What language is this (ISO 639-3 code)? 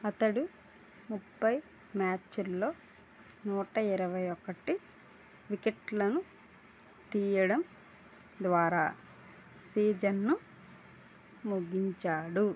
tel